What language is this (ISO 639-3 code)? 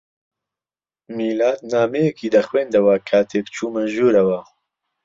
ckb